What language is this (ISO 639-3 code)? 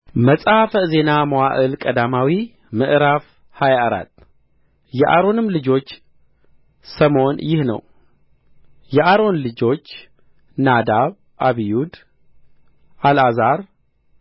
amh